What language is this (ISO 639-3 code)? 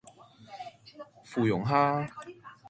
yue